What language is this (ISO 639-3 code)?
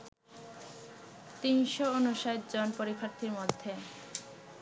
ben